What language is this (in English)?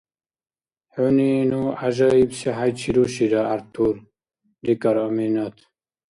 Dargwa